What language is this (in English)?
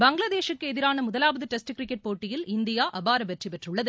Tamil